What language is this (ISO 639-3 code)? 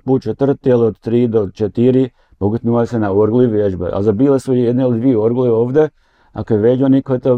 hrv